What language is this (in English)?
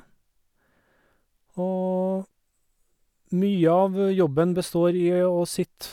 Norwegian